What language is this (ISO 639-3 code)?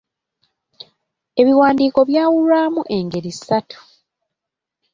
lug